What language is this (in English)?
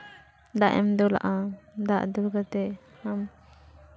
Santali